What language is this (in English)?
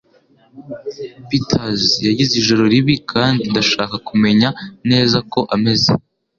Kinyarwanda